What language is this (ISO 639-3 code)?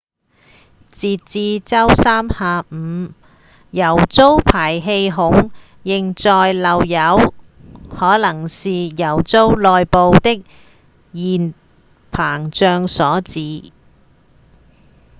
yue